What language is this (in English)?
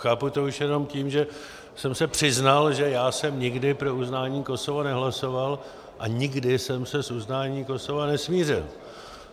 Czech